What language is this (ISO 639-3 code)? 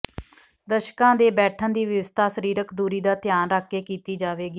pan